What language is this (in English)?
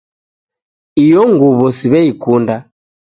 Taita